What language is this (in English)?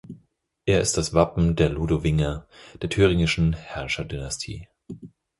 German